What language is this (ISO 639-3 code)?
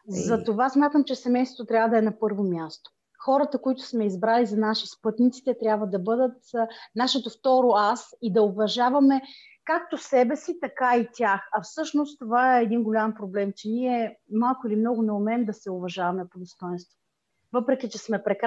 bul